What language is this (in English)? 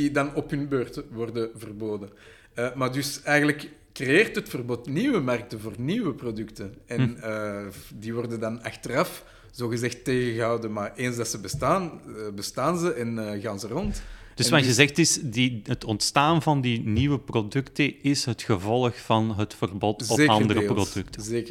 Dutch